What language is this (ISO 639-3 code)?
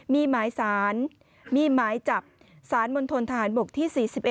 tha